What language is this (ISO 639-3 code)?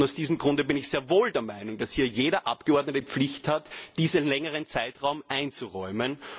deu